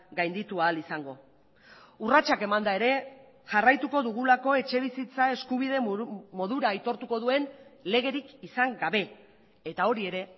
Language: Basque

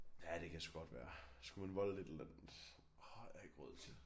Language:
Danish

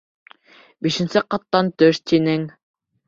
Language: Bashkir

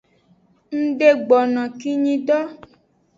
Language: Aja (Benin)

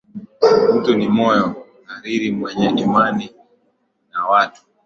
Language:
Swahili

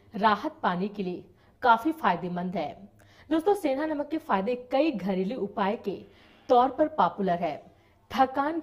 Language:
Hindi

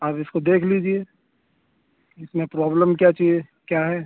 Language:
Urdu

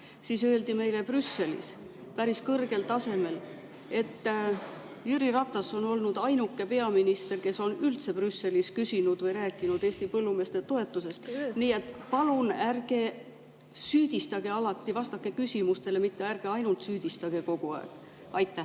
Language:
Estonian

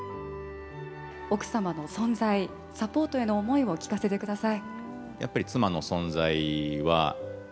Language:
Japanese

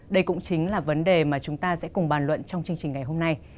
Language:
Vietnamese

